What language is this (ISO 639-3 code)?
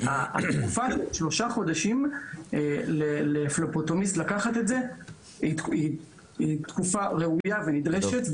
heb